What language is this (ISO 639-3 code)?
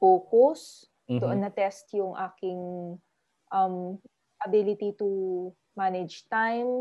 fil